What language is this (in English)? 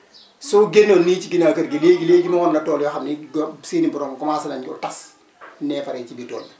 Wolof